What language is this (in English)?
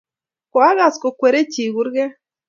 Kalenjin